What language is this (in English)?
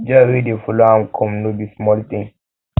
Nigerian Pidgin